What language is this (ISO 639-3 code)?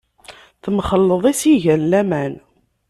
kab